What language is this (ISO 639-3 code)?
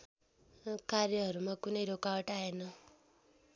nep